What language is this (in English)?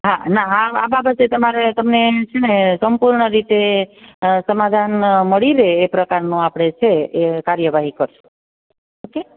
Gujarati